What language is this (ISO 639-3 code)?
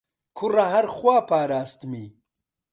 ckb